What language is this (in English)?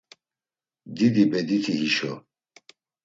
Laz